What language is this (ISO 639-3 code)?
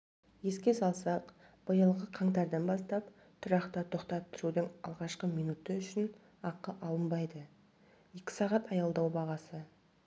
kaz